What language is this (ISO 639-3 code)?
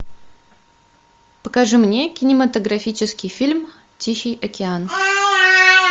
rus